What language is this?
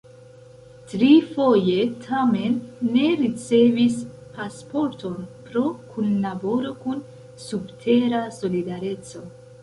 Esperanto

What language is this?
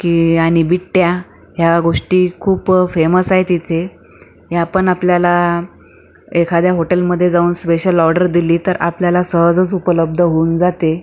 Marathi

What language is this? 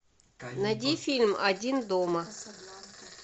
Russian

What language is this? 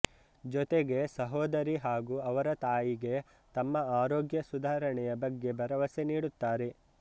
Kannada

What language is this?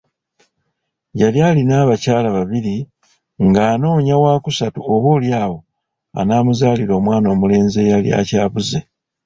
Ganda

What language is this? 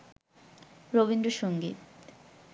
Bangla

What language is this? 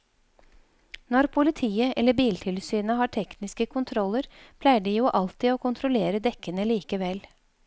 Norwegian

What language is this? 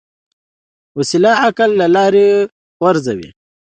Pashto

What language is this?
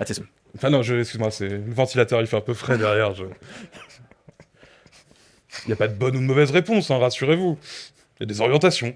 French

